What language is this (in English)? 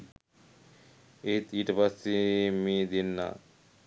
Sinhala